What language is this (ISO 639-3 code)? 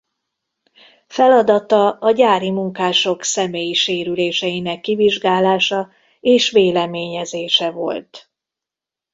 hun